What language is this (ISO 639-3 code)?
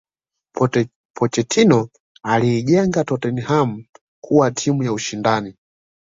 swa